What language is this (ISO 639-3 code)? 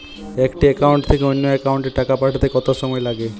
ben